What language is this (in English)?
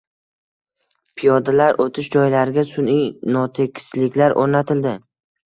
Uzbek